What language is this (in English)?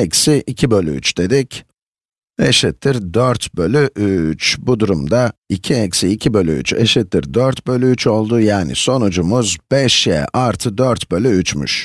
Turkish